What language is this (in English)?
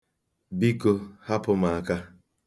Igbo